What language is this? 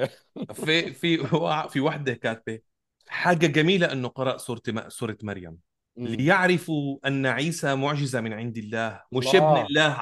Arabic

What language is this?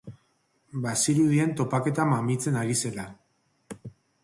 Basque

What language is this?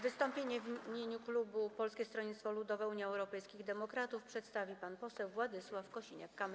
Polish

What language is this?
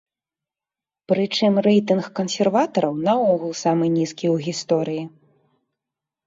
Belarusian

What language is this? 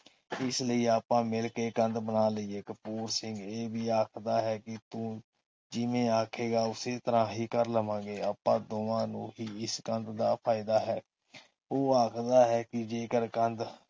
Punjabi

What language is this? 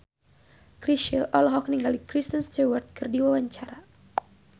Sundanese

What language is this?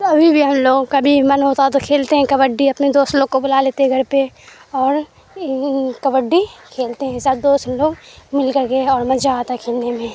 Urdu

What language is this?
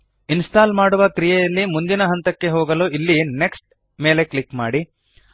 Kannada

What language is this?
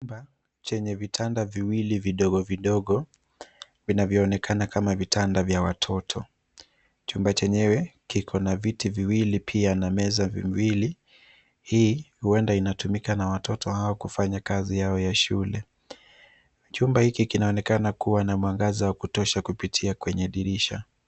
Swahili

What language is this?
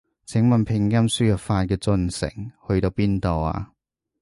Cantonese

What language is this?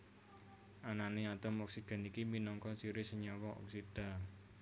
Javanese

